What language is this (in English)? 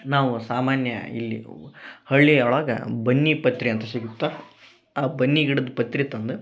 Kannada